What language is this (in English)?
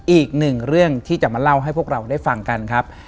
Thai